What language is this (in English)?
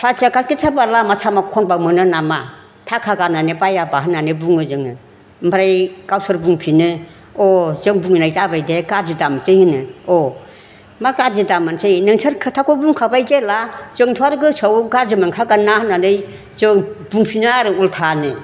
Bodo